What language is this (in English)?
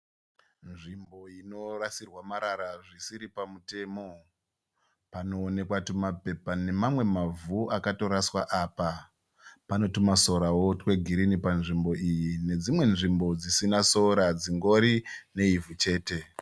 Shona